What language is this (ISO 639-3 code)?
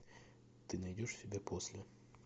rus